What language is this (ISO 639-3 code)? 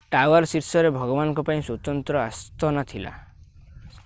ori